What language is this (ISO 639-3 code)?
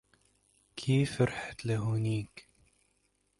ara